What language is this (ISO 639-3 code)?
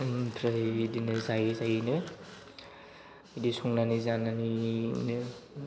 brx